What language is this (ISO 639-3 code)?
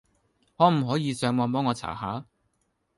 yue